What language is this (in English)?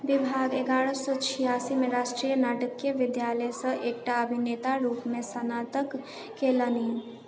Maithili